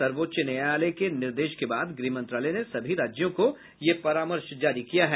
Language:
Hindi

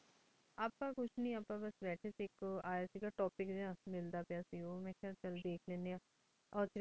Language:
Punjabi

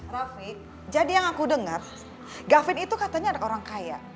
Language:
Indonesian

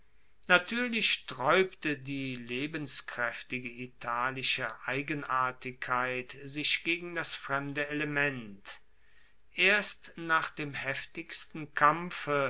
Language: German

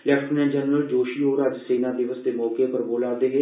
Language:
Dogri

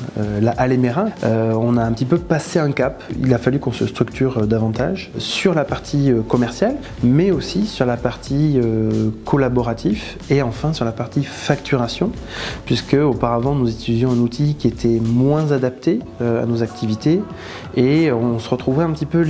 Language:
French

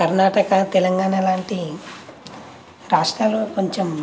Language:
Telugu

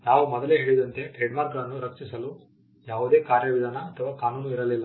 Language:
Kannada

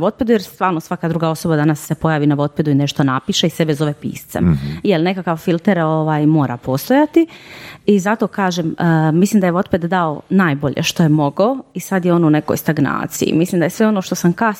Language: Croatian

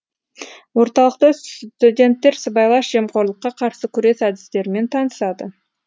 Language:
Kazakh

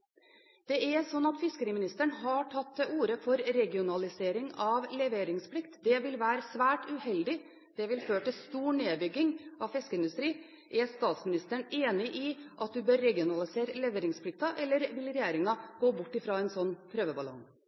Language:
Norwegian Bokmål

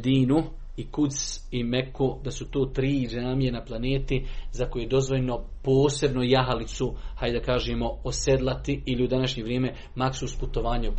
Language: Croatian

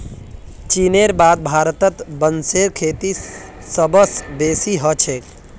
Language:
Magahi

